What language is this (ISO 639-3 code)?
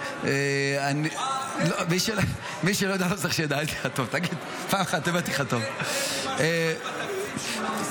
heb